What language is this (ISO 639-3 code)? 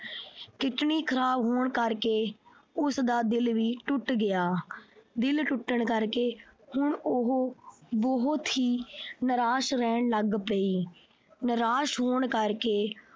pan